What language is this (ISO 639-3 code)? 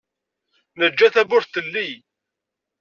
kab